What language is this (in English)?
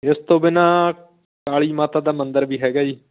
Punjabi